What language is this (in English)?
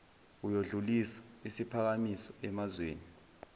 Zulu